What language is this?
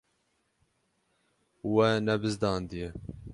Kurdish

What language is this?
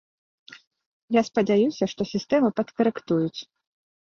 Belarusian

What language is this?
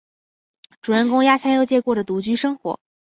Chinese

